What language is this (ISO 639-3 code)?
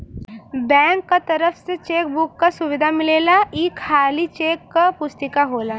bho